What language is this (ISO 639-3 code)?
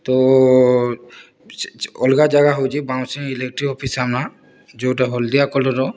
ori